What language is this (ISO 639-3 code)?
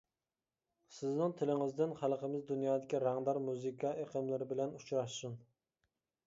uig